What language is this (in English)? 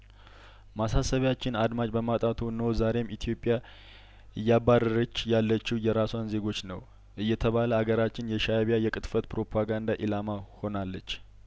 Amharic